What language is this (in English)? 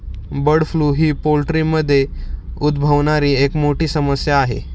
Marathi